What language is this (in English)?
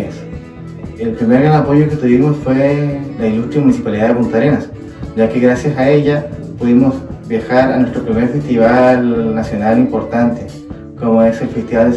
Spanish